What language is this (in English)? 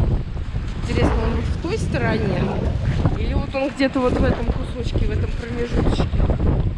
Russian